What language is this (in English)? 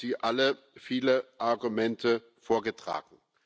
German